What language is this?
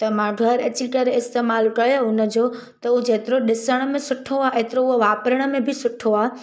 Sindhi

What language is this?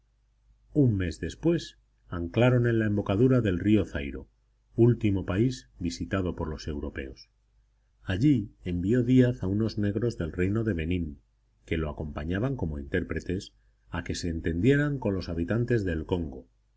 Spanish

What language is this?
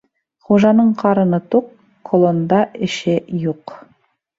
Bashkir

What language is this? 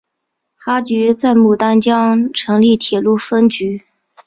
Chinese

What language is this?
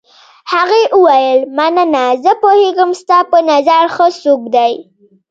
Pashto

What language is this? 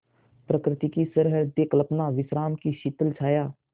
Hindi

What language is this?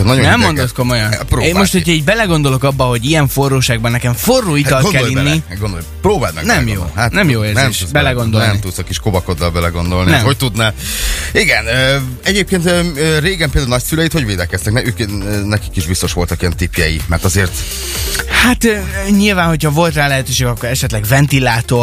Hungarian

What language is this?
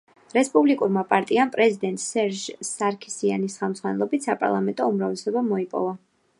Georgian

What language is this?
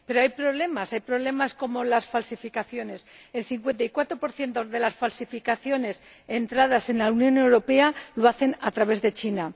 Spanish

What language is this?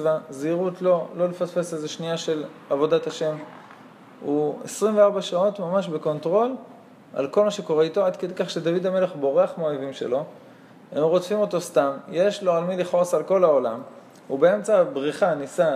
Hebrew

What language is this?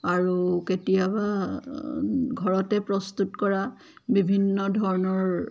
Assamese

